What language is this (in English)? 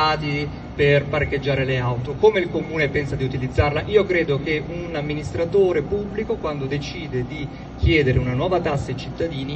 Italian